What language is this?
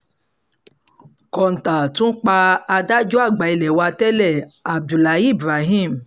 Yoruba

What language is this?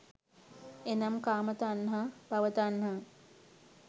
Sinhala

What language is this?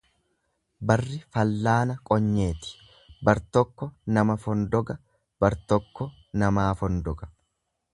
Oromo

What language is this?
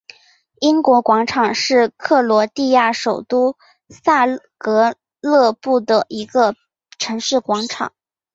Chinese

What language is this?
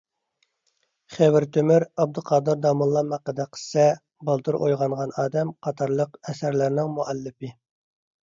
Uyghur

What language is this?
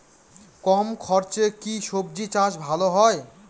Bangla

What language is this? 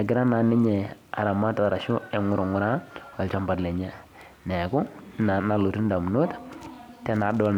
Masai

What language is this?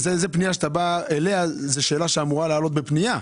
Hebrew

